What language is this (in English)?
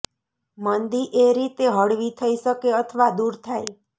Gujarati